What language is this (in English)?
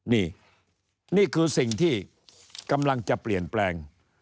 Thai